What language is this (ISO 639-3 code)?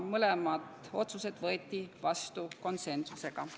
est